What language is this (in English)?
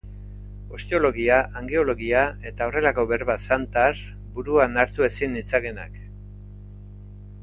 Basque